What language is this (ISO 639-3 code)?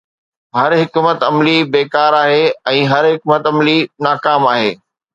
snd